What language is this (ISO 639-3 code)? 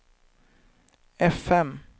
swe